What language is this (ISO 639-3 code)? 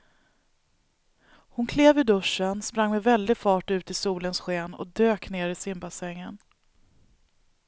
swe